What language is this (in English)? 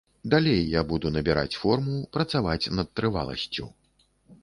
Belarusian